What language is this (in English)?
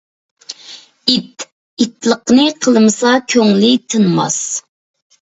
Uyghur